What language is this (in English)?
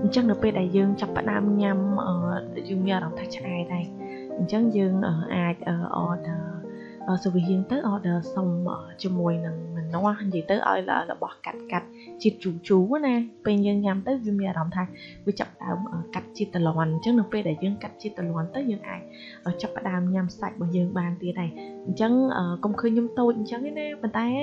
Vietnamese